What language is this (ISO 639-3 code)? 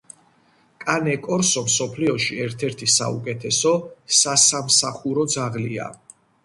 kat